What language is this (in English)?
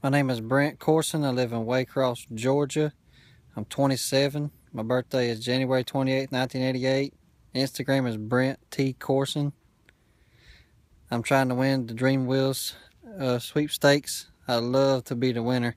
English